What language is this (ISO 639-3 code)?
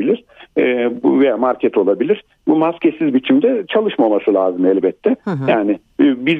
tur